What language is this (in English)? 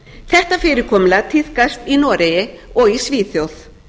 Icelandic